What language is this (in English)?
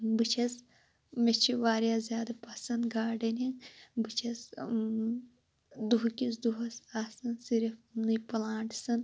Kashmiri